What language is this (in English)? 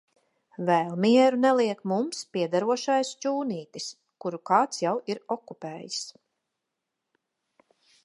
Latvian